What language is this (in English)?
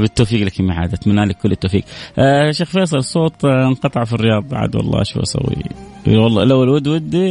Arabic